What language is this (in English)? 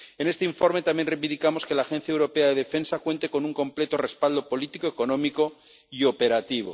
Spanish